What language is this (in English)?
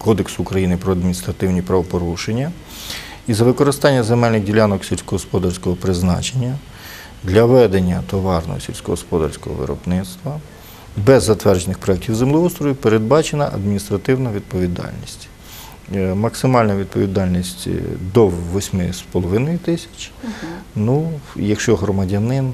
Ukrainian